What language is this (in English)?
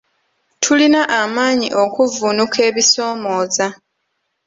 Ganda